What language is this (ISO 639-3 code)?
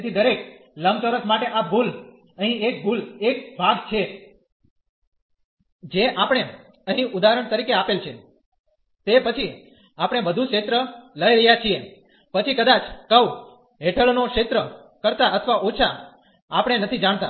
guj